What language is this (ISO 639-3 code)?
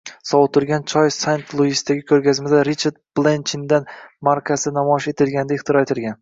uzb